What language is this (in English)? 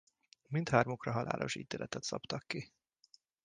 Hungarian